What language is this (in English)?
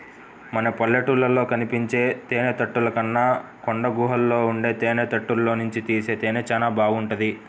Telugu